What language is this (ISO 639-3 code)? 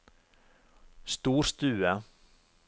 nor